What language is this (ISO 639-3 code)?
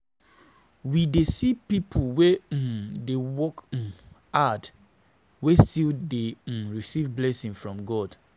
pcm